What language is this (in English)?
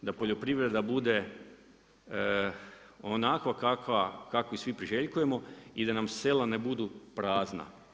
Croatian